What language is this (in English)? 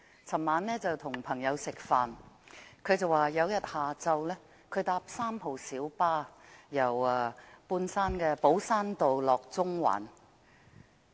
Cantonese